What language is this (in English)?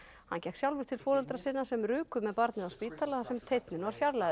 Icelandic